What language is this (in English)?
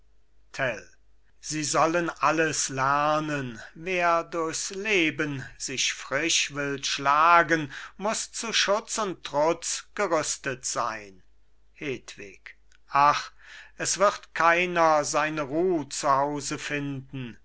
German